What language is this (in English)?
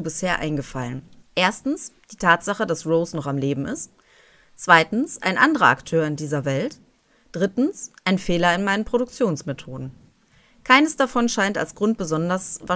German